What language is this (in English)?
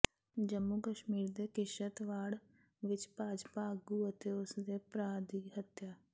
Punjabi